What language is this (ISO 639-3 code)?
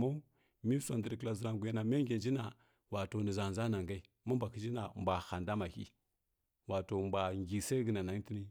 fkk